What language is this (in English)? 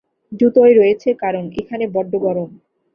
Bangla